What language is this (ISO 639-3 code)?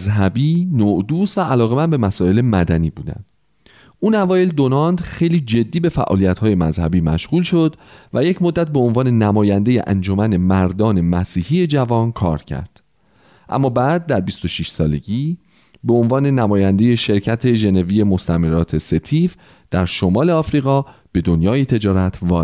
fas